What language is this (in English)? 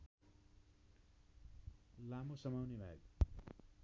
Nepali